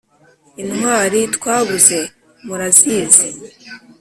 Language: Kinyarwanda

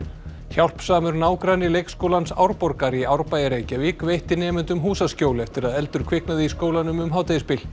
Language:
Icelandic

